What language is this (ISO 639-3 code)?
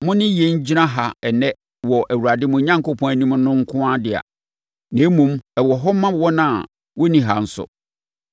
aka